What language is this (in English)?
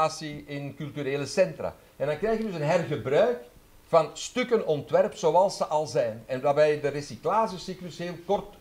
Dutch